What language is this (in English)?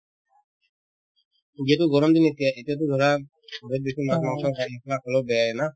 Assamese